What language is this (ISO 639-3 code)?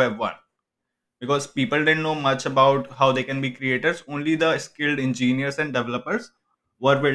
eng